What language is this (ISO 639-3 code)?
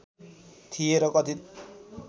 nep